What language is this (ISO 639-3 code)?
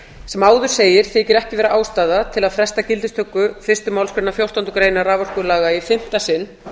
isl